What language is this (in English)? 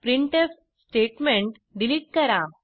Marathi